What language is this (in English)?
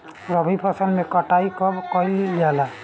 Bhojpuri